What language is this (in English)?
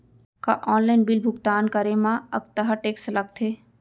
Chhattisgarhi